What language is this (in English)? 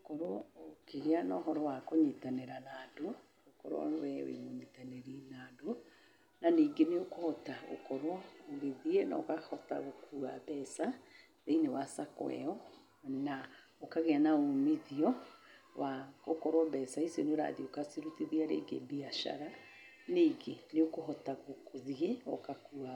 Kikuyu